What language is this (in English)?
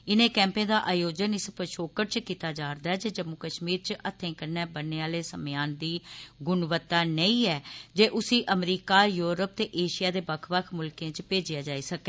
Dogri